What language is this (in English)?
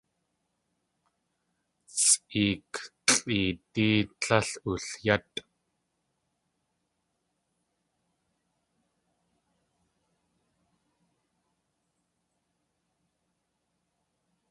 Tlingit